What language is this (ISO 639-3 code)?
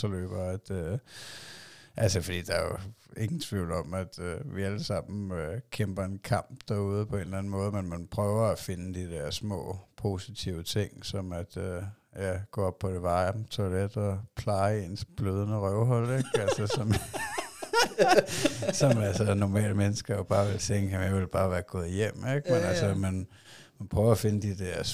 dan